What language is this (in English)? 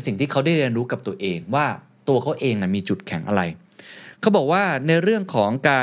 Thai